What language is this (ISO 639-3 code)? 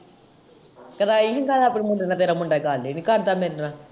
pan